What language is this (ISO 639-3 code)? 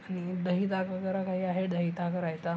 mar